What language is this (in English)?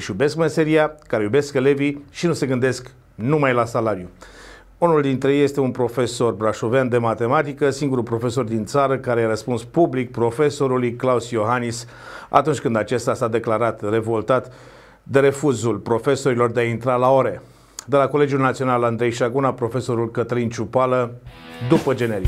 Romanian